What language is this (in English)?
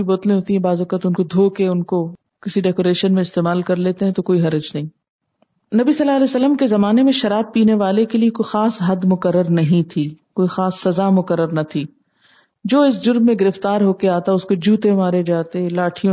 Urdu